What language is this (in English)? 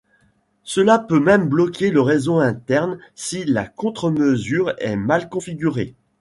French